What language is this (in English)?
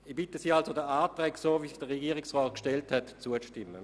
Swiss German